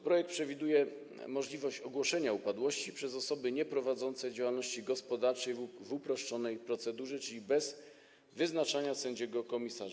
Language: Polish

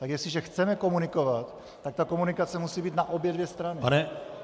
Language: Czech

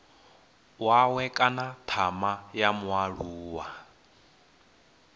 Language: Venda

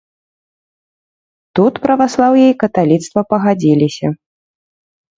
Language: Belarusian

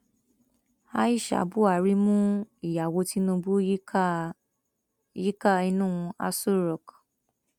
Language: Yoruba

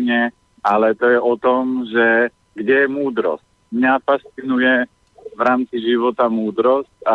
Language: Slovak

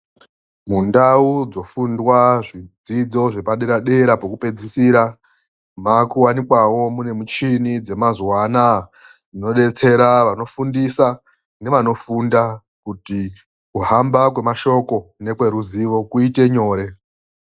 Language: Ndau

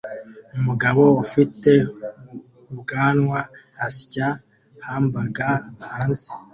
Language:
Kinyarwanda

